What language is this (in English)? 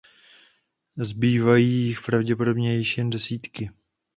Czech